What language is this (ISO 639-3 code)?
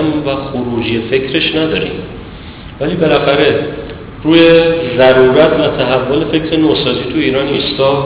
fas